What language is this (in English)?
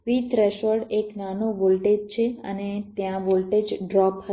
Gujarati